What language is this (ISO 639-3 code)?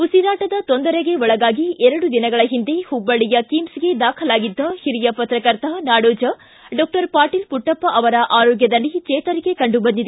kan